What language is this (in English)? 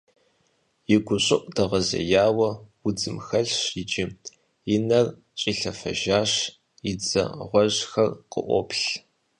Kabardian